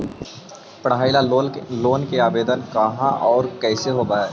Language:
Magahi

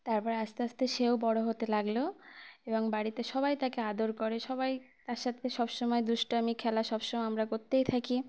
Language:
Bangla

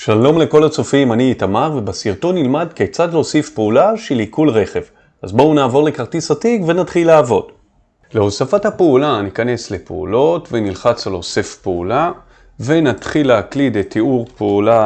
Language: Hebrew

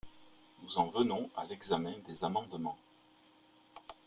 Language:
French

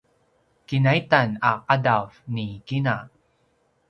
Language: Paiwan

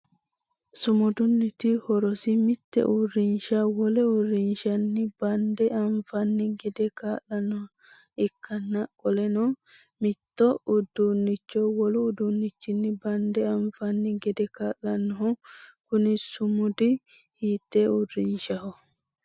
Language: Sidamo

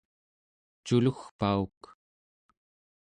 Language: Central Yupik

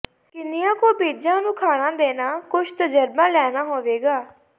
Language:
Punjabi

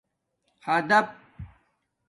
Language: Domaaki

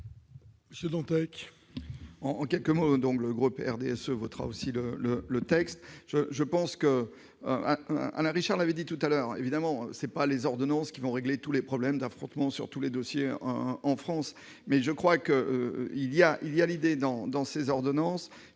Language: French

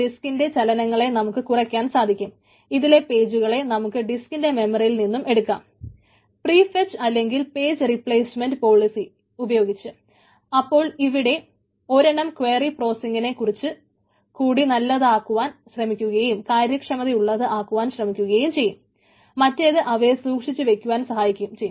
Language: Malayalam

